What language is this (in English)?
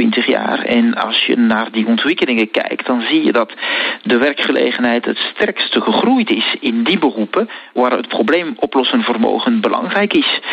Dutch